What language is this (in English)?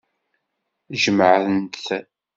Kabyle